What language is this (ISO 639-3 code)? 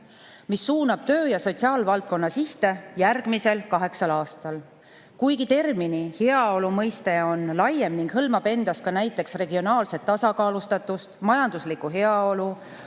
est